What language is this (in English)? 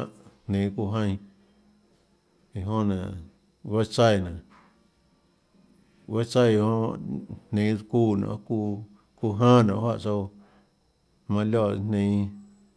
Tlacoatzintepec Chinantec